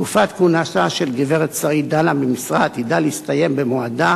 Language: Hebrew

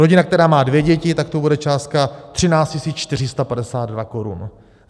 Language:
Czech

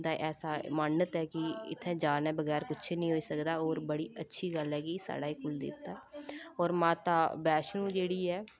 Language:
Dogri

